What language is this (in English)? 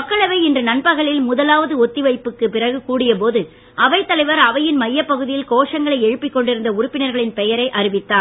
Tamil